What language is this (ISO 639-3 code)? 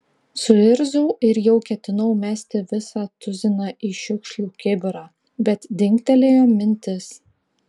lit